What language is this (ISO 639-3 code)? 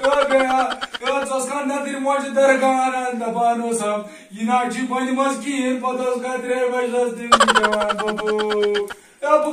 tur